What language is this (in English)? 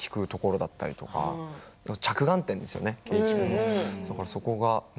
Japanese